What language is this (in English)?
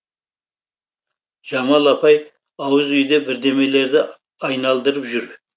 Kazakh